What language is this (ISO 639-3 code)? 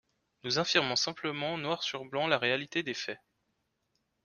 fra